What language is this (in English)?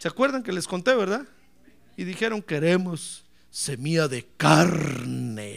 Spanish